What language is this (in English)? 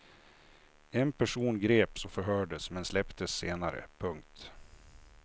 Swedish